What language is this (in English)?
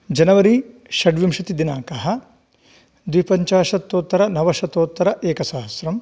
Sanskrit